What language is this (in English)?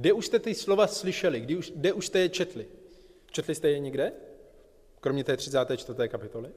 Czech